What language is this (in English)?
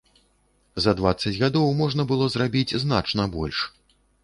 Belarusian